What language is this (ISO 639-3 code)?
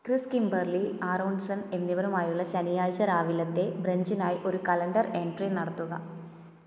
mal